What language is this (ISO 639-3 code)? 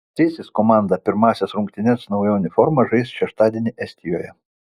lit